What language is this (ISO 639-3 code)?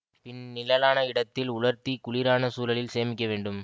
tam